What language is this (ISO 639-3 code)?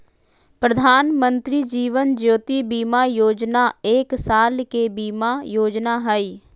mag